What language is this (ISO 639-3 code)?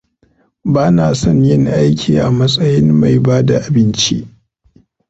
hau